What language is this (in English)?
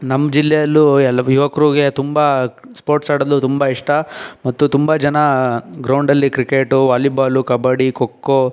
Kannada